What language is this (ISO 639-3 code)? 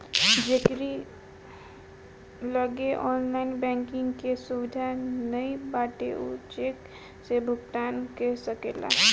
bho